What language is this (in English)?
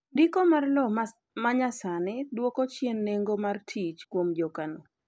Luo (Kenya and Tanzania)